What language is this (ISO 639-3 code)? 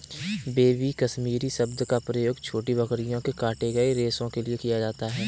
hin